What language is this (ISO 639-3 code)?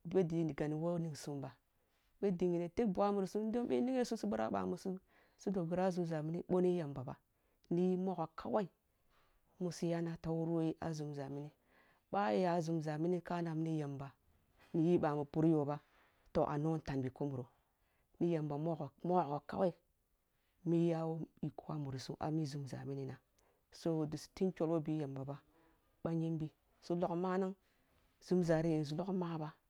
bbu